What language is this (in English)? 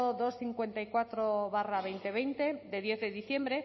Spanish